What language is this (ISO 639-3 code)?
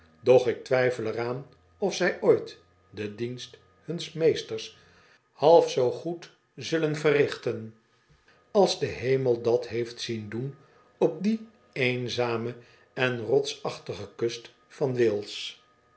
nld